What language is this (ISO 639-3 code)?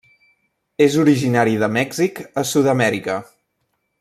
cat